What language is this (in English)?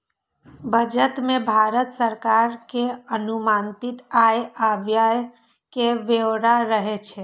Maithili